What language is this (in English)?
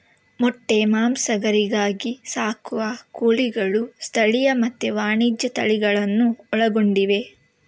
Kannada